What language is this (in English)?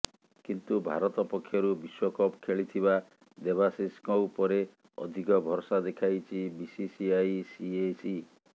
Odia